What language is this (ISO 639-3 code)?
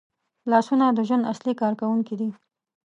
pus